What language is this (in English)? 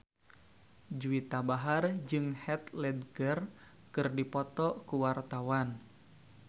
Sundanese